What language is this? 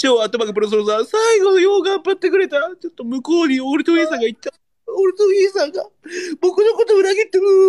Japanese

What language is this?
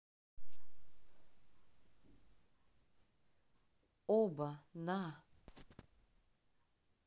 Russian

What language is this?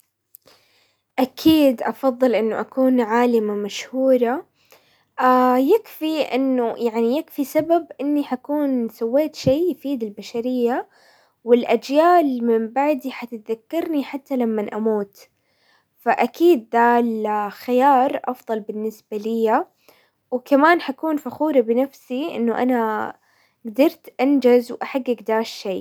Hijazi Arabic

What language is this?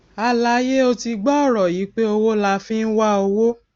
Yoruba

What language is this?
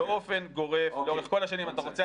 Hebrew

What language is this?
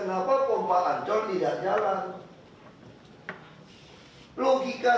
Indonesian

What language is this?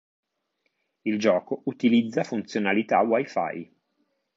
Italian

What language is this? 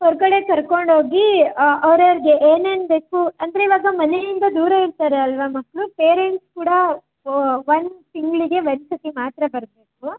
Kannada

